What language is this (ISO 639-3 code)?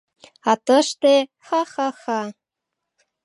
chm